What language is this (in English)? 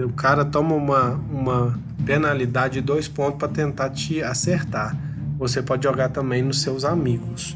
Portuguese